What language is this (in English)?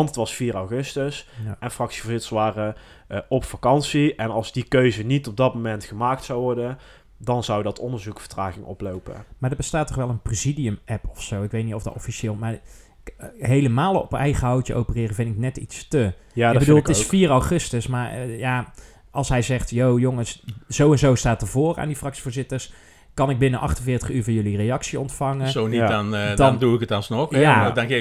Dutch